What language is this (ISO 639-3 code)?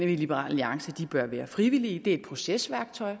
dan